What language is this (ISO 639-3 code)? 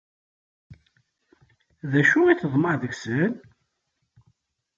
kab